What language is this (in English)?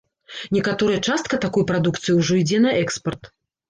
Belarusian